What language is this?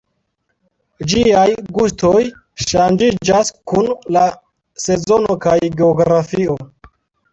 Esperanto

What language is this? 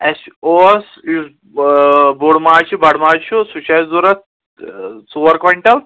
Kashmiri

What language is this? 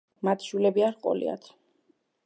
Georgian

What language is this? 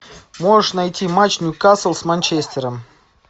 Russian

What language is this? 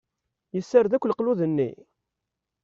Kabyle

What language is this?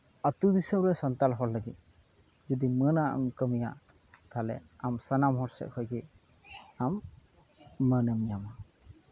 Santali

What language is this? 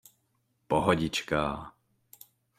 Czech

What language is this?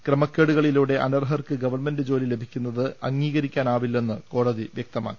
Malayalam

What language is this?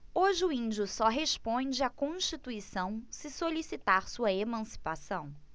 Portuguese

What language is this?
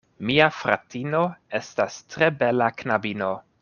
Esperanto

